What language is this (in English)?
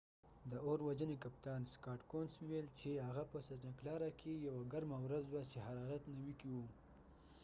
Pashto